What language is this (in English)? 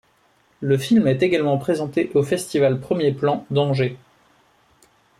French